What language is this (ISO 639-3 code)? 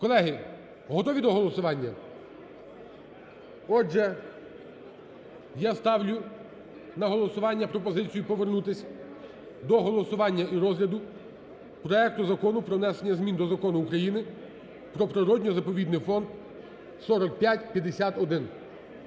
ukr